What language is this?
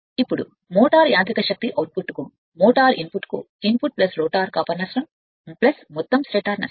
Telugu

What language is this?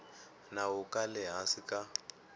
Tsonga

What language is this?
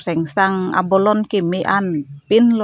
Karbi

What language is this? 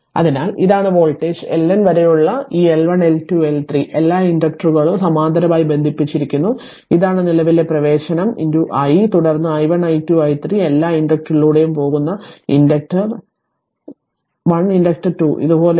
Malayalam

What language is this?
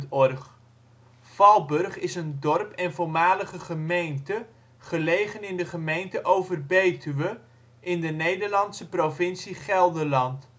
Dutch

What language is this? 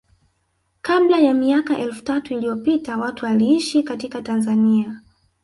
Swahili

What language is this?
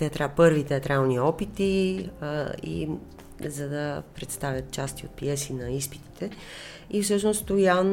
Bulgarian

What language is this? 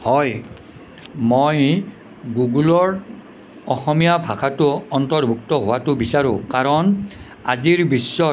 Assamese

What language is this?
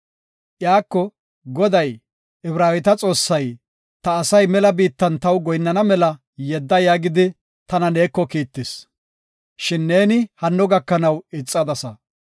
Gofa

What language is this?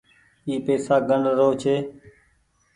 Goaria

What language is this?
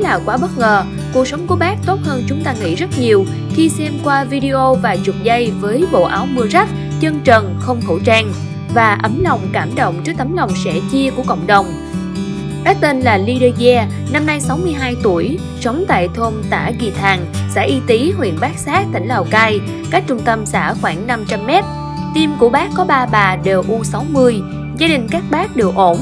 Vietnamese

